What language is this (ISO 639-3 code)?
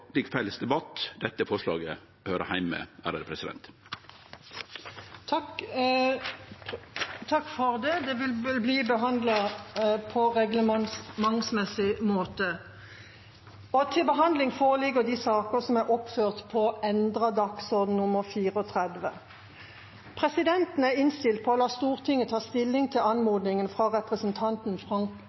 nor